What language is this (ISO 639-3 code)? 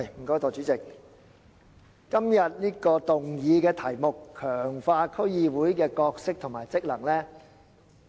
yue